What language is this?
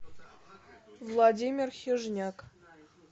Russian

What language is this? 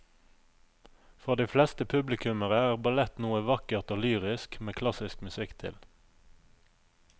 Norwegian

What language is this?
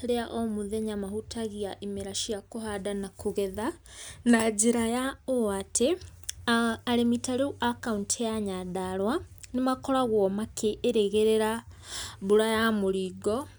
Kikuyu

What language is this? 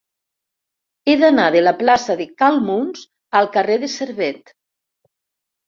Catalan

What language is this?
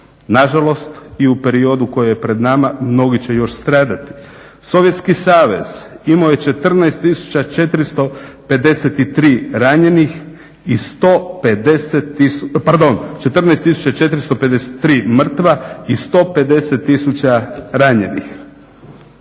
Croatian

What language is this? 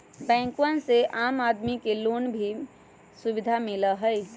Magahi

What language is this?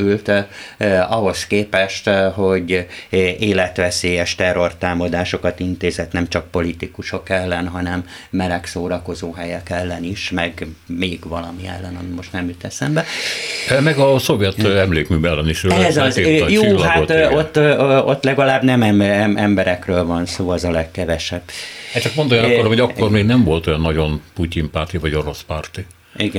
Hungarian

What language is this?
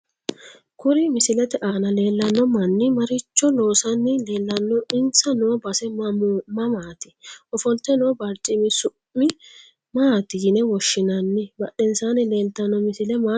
Sidamo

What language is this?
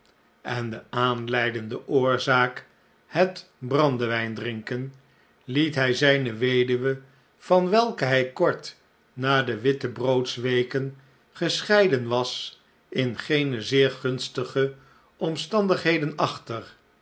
Dutch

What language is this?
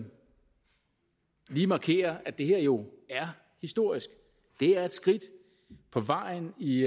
Danish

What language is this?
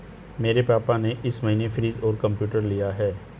Hindi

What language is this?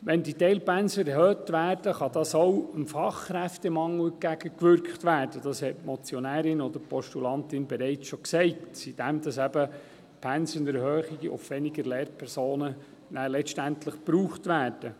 Swiss German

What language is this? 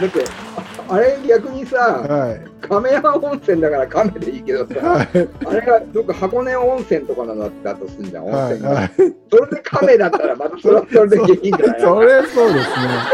Japanese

